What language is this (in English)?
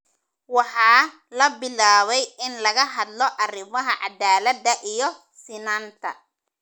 Somali